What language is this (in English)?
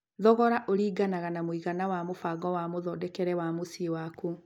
Kikuyu